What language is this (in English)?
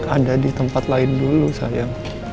Indonesian